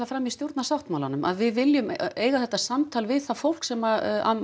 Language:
Icelandic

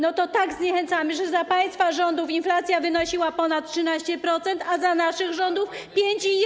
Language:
Polish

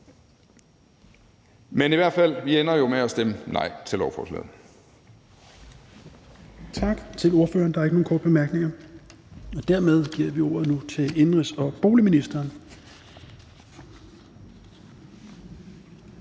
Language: Danish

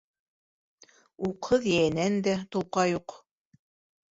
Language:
Bashkir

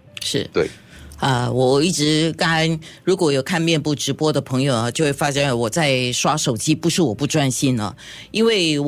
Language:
Chinese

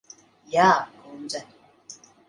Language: Latvian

